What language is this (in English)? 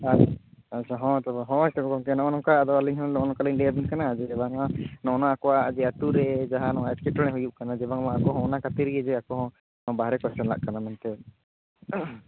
Santali